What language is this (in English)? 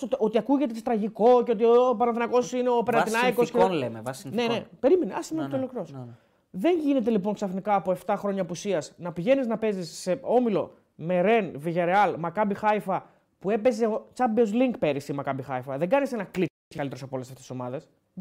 Greek